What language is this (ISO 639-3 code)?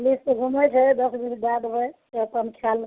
mai